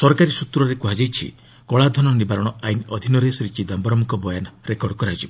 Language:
Odia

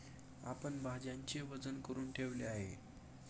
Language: Marathi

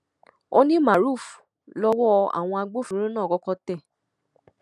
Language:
Yoruba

